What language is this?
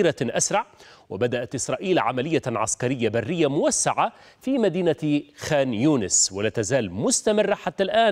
Arabic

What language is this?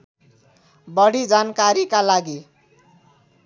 Nepali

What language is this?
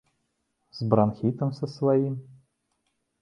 Belarusian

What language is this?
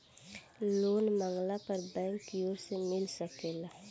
Bhojpuri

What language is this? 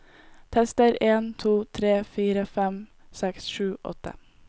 Norwegian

